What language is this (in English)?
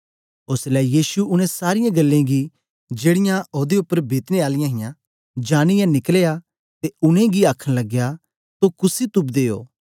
Dogri